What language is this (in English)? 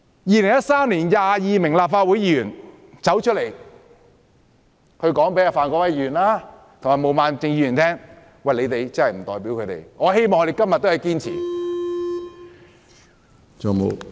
Cantonese